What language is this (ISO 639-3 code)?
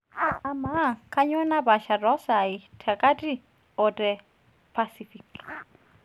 mas